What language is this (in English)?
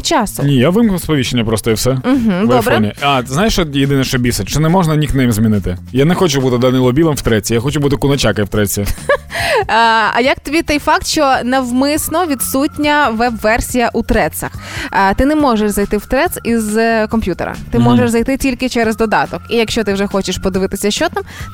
Ukrainian